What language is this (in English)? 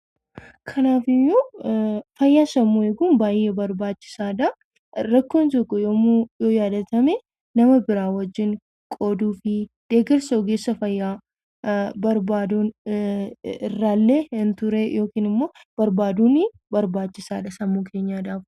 Oromo